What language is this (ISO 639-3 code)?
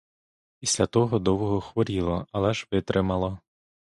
ukr